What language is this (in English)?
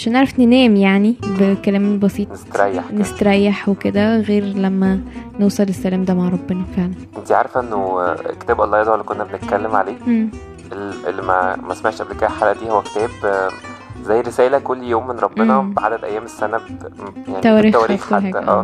Arabic